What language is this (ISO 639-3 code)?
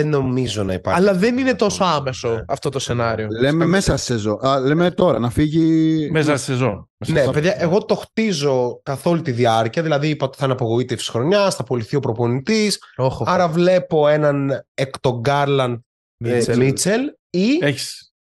ell